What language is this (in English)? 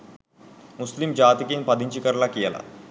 Sinhala